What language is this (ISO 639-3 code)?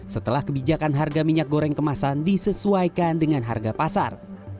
ind